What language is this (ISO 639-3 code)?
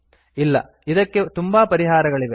kan